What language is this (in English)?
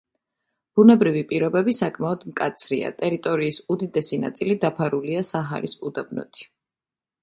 Georgian